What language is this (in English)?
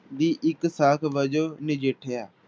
Punjabi